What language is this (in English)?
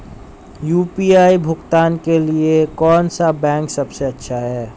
Hindi